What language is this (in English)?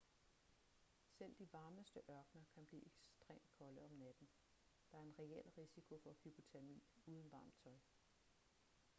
Danish